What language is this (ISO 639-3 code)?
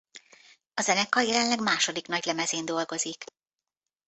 hun